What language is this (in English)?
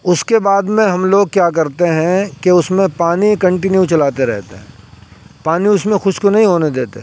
Urdu